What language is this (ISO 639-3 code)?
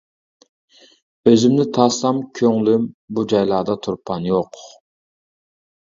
uig